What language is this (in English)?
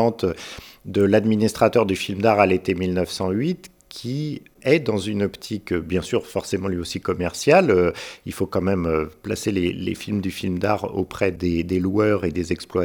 French